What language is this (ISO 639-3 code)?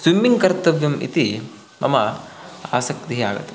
san